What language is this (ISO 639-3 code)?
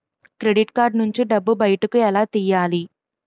tel